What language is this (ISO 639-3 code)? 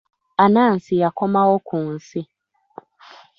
lug